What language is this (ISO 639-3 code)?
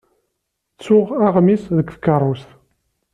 kab